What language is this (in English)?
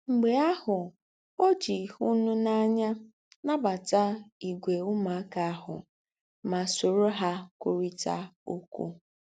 Igbo